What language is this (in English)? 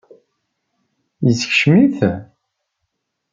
Kabyle